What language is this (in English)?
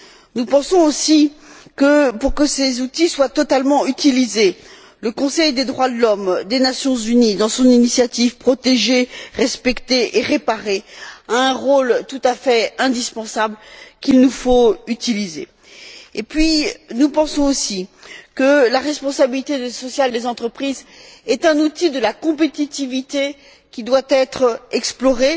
French